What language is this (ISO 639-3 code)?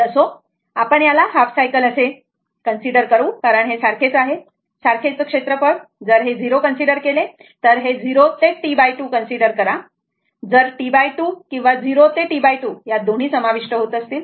mar